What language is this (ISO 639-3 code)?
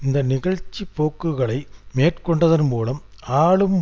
tam